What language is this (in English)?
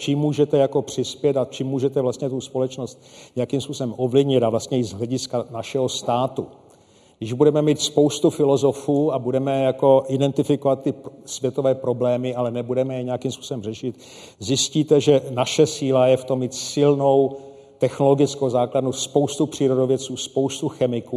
Czech